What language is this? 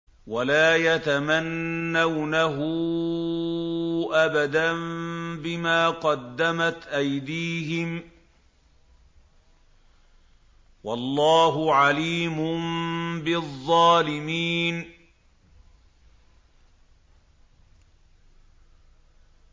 Arabic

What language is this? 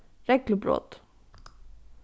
Faroese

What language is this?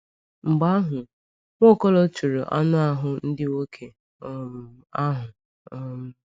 Igbo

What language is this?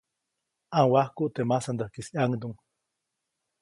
Copainalá Zoque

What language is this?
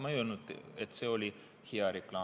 Estonian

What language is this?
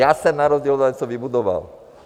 Czech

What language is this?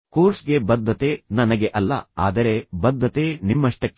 Kannada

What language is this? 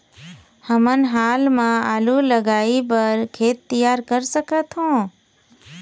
Chhattisgarhi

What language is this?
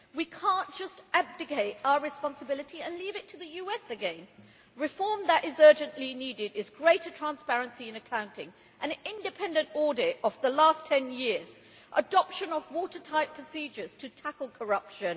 English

